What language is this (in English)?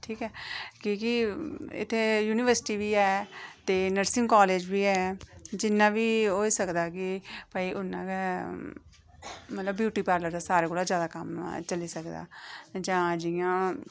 Dogri